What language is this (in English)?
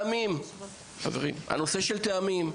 Hebrew